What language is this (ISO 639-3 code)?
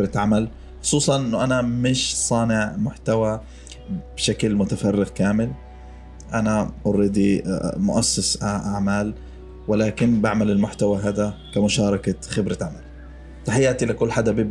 ara